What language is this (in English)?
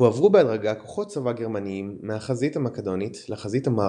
Hebrew